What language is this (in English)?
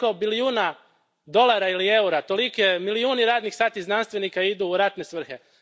Croatian